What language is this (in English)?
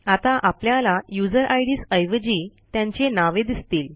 Marathi